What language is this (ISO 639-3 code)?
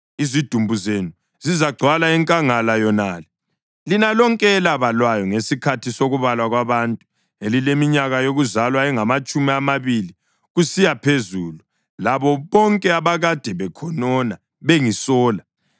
nde